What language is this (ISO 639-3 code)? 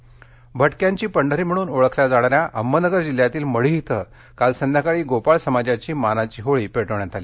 mar